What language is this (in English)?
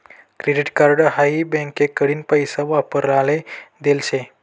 Marathi